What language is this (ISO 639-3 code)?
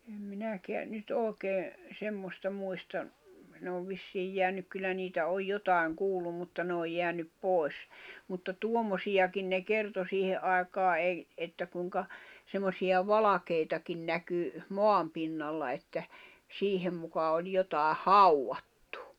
fin